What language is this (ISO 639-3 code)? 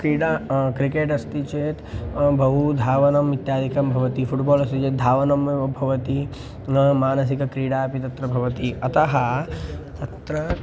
san